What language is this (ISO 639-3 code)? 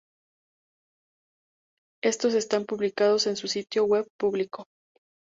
spa